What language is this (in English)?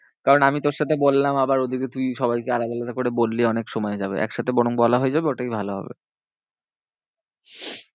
Bangla